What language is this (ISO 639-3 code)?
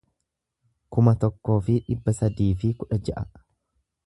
orm